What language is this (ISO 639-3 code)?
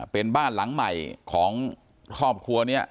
tha